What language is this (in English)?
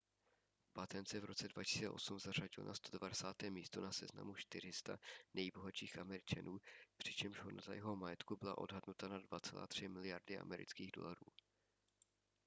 Czech